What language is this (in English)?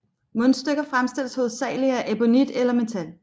Danish